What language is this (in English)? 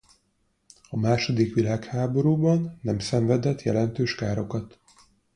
Hungarian